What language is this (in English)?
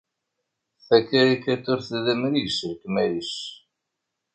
Kabyle